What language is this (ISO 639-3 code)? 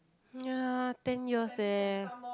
eng